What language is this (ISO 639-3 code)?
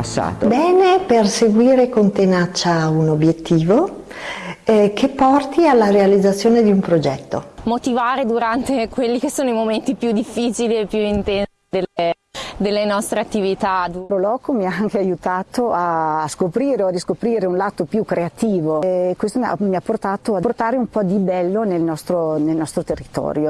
ita